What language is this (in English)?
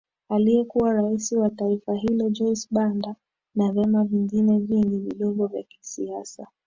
Swahili